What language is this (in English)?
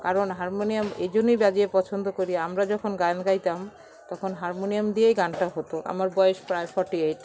Bangla